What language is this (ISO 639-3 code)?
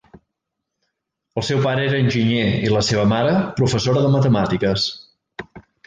cat